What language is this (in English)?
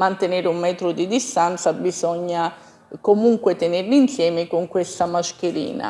Italian